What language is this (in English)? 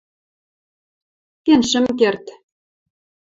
Western Mari